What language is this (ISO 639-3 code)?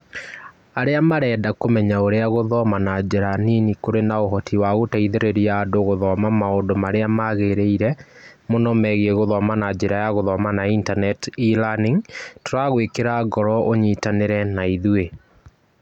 kik